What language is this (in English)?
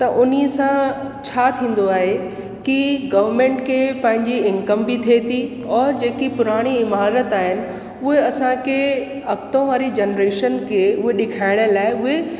Sindhi